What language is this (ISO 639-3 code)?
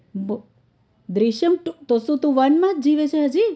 guj